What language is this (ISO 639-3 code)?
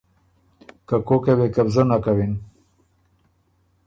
oru